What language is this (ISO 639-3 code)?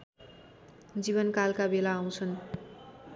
nep